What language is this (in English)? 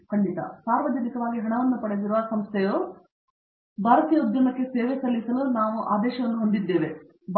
Kannada